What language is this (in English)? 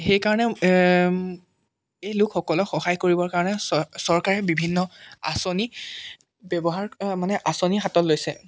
Assamese